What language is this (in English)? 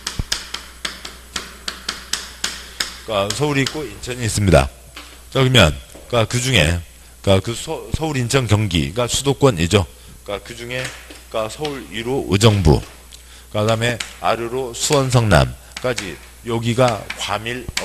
Korean